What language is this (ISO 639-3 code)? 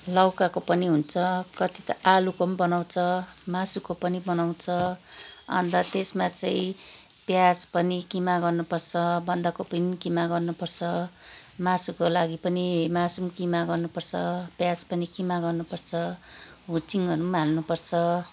nep